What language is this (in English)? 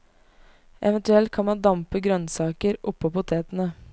Norwegian